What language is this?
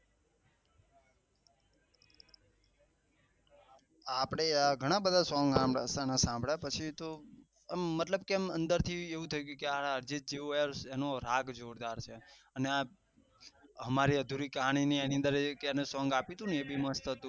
Gujarati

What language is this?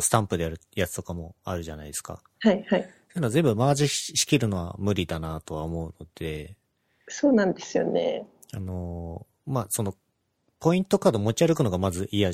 Japanese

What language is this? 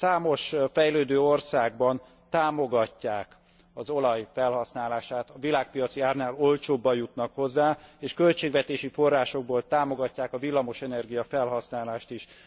Hungarian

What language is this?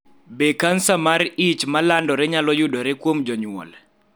Luo (Kenya and Tanzania)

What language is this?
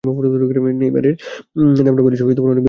Bangla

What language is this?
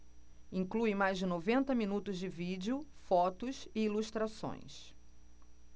Portuguese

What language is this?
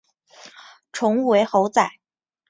Chinese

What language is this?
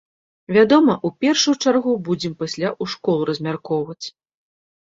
Belarusian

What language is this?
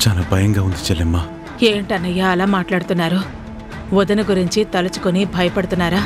Telugu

